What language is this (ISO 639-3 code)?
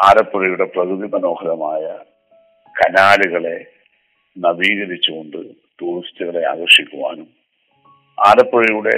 mal